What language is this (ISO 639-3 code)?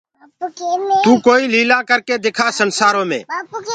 ggg